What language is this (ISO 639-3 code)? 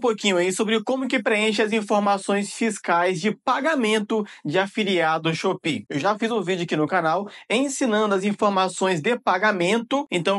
por